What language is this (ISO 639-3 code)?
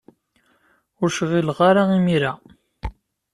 kab